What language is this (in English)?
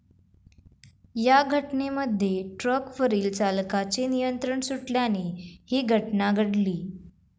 Marathi